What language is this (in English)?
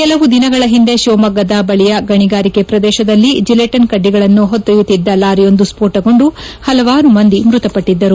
Kannada